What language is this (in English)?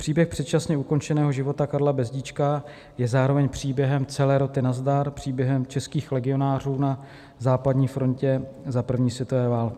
Czech